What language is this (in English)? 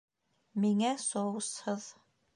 Bashkir